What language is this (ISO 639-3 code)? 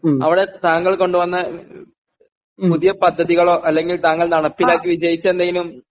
mal